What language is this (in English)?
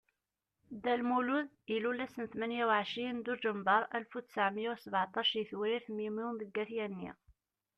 Kabyle